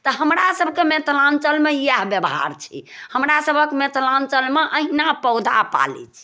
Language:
Maithili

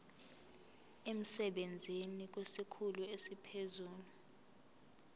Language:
Zulu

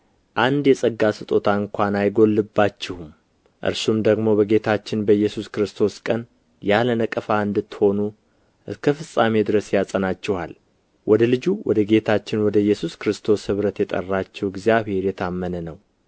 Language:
Amharic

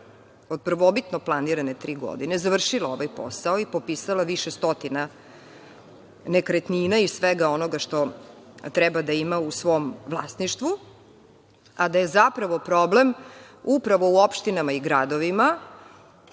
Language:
Serbian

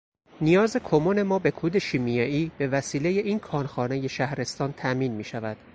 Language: Persian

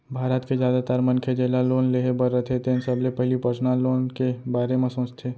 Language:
Chhattisgarhi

